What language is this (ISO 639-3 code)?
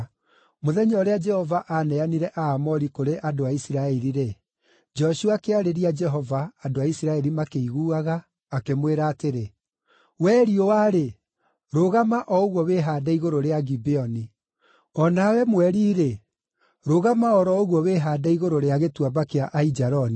kik